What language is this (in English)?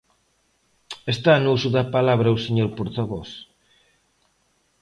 Galician